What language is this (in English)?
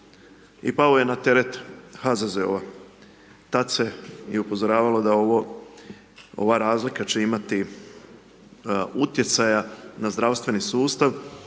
Croatian